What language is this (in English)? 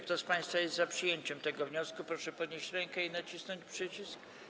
Polish